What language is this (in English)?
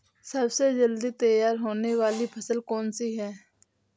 Hindi